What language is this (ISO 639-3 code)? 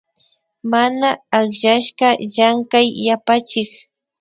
qvi